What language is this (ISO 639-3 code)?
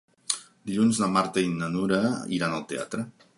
cat